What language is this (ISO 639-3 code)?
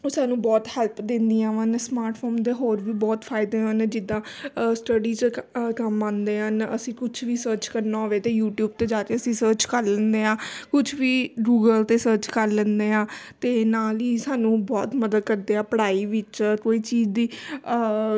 pan